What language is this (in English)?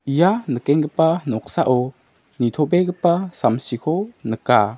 Garo